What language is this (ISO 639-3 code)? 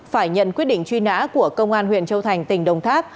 vie